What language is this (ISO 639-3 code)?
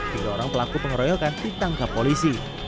ind